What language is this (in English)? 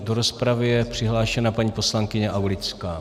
Czech